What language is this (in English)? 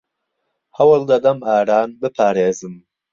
Central Kurdish